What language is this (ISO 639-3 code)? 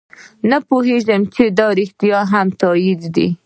pus